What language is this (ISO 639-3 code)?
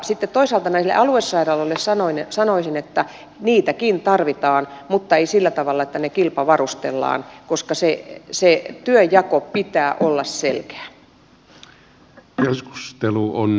fin